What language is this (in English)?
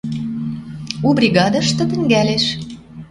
Western Mari